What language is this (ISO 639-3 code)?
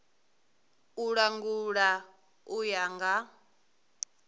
ven